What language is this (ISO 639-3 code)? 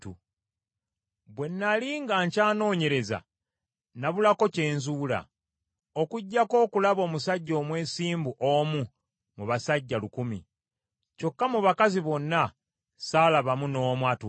lug